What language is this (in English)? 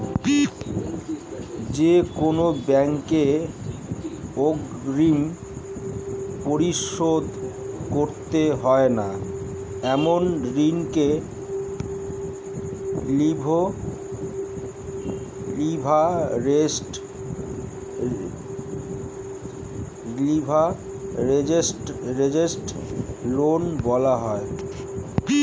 Bangla